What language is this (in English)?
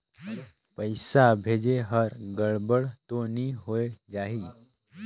Chhattisgarhi